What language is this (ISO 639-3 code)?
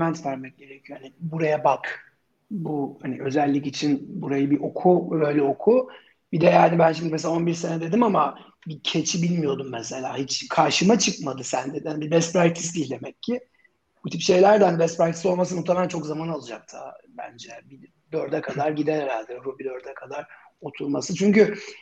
tur